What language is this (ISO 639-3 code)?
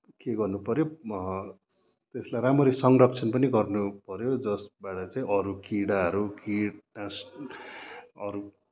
nep